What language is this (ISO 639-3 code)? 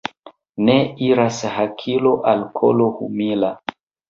epo